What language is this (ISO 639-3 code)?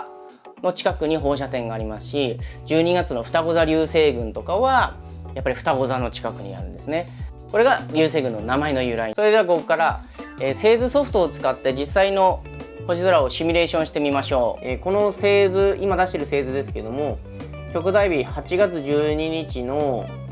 jpn